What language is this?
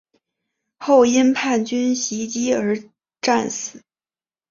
Chinese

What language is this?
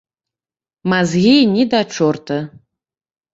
Belarusian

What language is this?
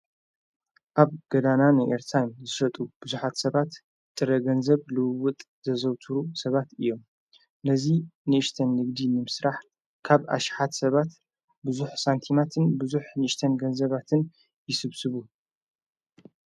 Tigrinya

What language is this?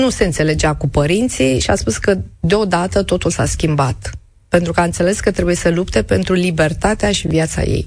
Romanian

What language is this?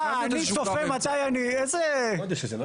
Hebrew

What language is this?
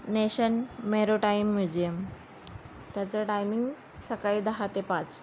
Marathi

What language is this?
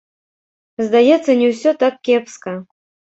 Belarusian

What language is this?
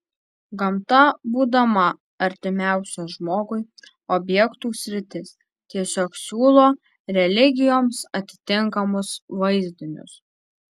Lithuanian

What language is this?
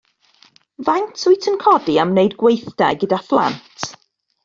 Welsh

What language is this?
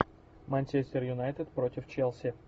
Russian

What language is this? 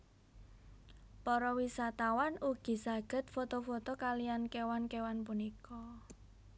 Javanese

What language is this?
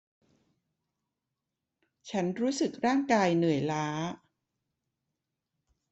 Thai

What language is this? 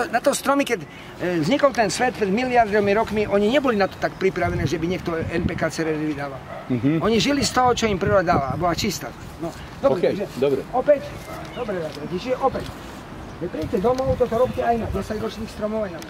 Polish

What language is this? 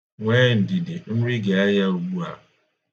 Igbo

